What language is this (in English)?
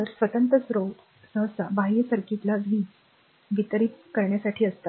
Marathi